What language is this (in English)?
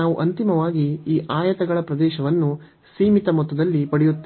Kannada